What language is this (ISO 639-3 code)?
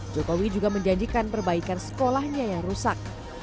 ind